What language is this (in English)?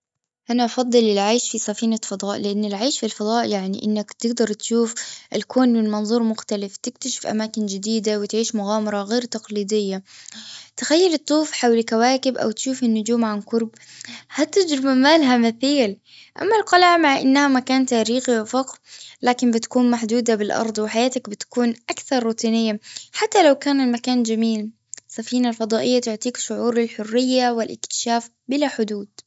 Gulf Arabic